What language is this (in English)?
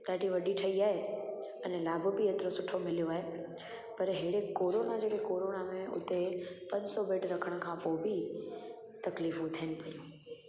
Sindhi